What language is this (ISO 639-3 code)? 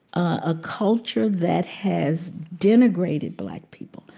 eng